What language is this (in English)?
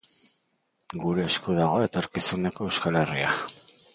Basque